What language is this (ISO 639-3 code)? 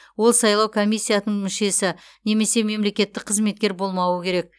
kaz